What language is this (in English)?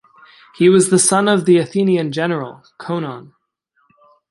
English